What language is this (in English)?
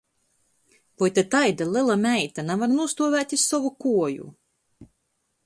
Latgalian